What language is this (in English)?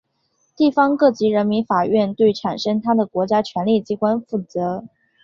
Chinese